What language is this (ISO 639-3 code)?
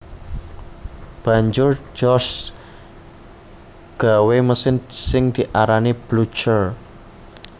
jav